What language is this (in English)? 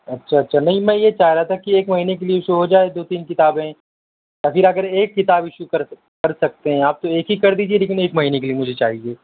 Urdu